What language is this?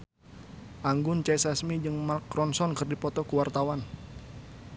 Sundanese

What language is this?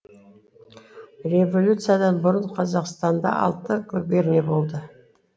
Kazakh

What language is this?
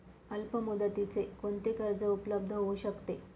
Marathi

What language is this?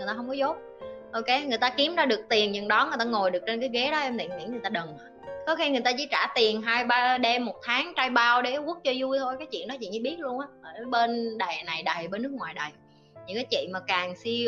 Vietnamese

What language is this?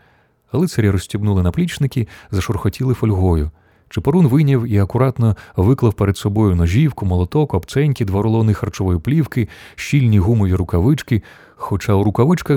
Ukrainian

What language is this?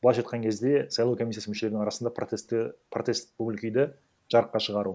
Kazakh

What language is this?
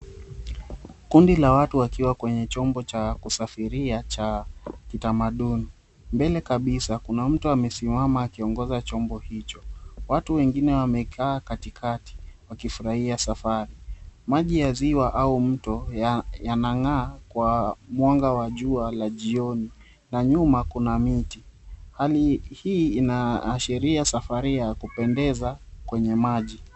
Swahili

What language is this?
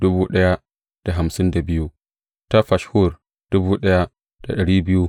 Hausa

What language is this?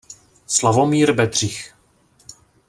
Czech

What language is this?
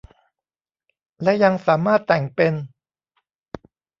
Thai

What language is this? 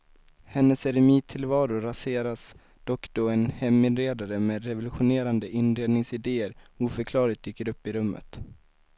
Swedish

